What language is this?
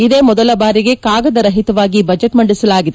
Kannada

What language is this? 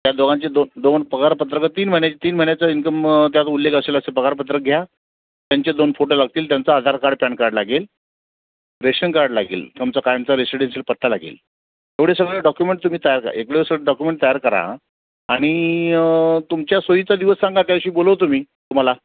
Marathi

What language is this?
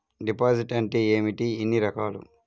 Telugu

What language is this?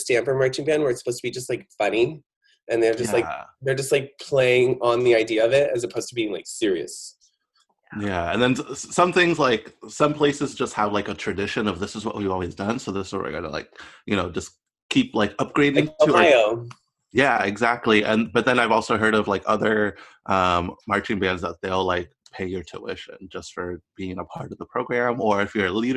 English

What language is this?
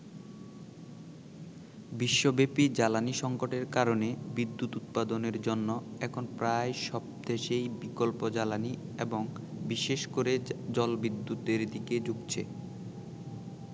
Bangla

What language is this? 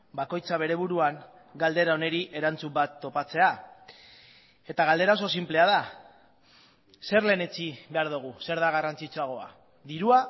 Basque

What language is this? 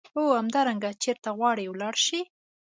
Pashto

